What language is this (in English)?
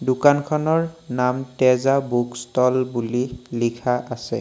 Assamese